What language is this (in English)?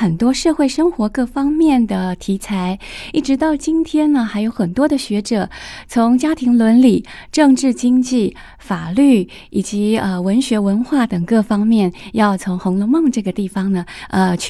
Chinese